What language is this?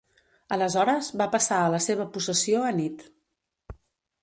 Catalan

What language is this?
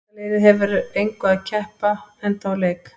Icelandic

